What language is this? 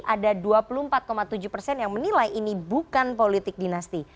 Indonesian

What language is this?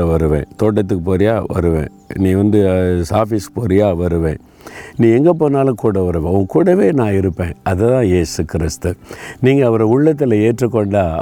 Tamil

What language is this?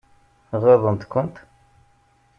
Kabyle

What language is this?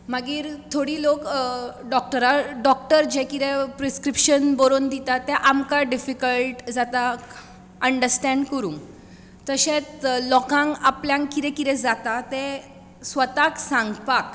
Konkani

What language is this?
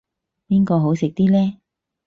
Cantonese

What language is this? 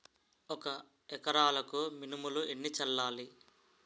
Telugu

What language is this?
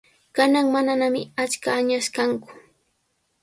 Sihuas Ancash Quechua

